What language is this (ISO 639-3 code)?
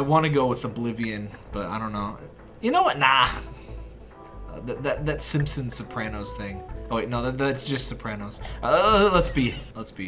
eng